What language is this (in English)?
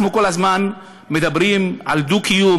Hebrew